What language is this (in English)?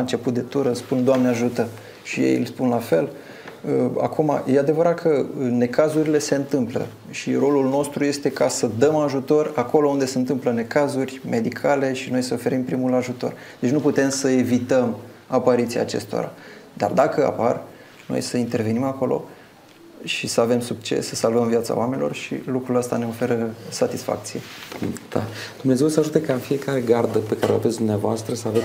Romanian